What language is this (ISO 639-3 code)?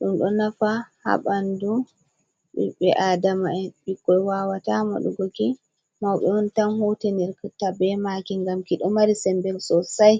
ful